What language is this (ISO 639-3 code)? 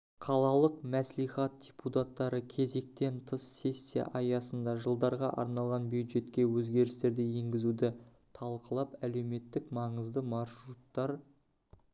kaz